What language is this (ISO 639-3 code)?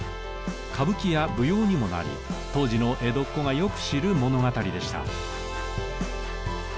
jpn